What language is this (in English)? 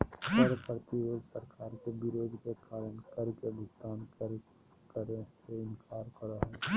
Magahi